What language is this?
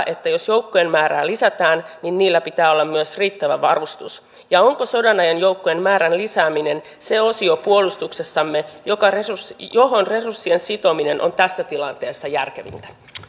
Finnish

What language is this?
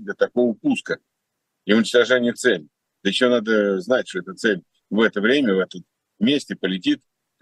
Russian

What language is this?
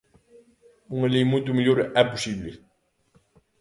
Galician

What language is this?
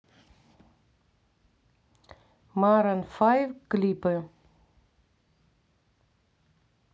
Russian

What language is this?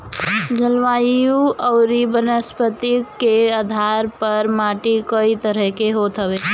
Bhojpuri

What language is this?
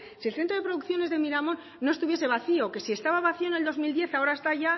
Spanish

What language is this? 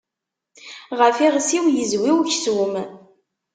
Kabyle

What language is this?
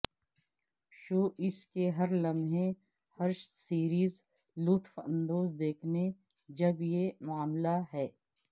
Urdu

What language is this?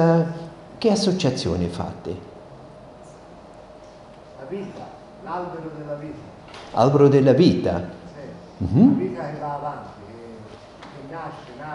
Italian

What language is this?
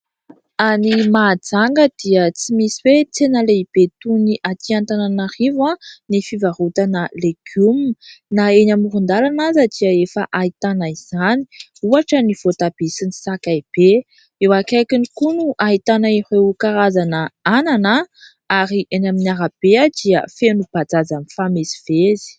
Malagasy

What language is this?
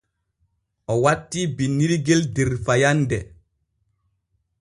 Borgu Fulfulde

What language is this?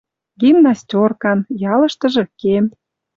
Western Mari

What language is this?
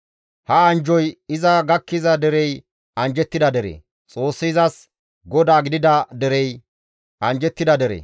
Gamo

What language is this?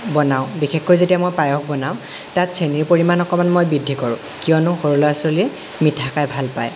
Assamese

